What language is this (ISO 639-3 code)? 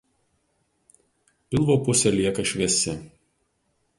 lit